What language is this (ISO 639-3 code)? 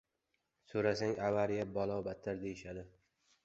uzb